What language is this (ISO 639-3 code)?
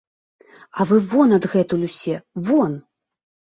bel